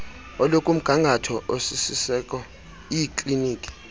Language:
Xhosa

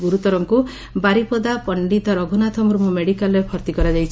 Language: Odia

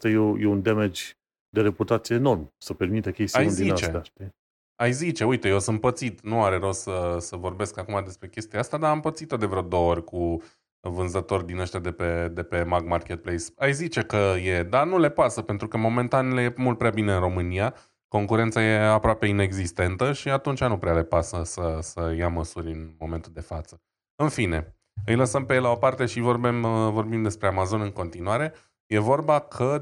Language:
Romanian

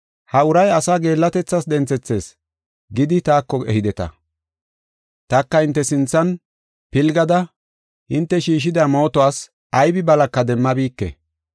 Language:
Gofa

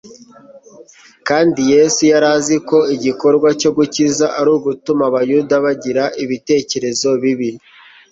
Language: Kinyarwanda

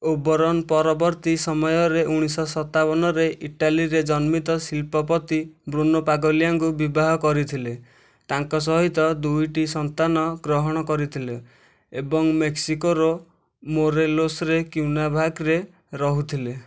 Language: Odia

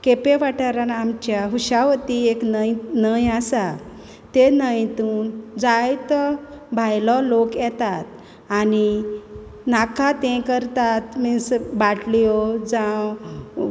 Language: Konkani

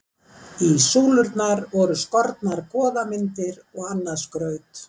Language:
Icelandic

